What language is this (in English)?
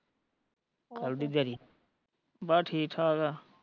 Punjabi